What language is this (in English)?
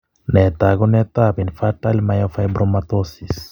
Kalenjin